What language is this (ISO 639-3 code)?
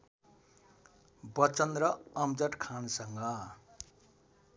nep